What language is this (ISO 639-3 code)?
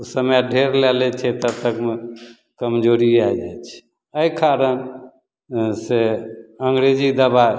mai